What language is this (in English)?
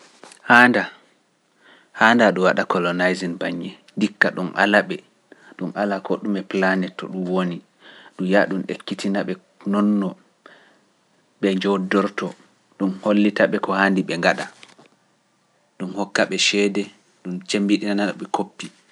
Pular